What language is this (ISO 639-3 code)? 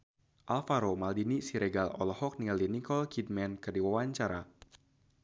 sun